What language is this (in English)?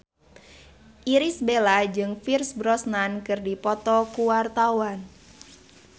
Sundanese